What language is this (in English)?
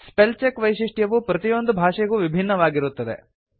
Kannada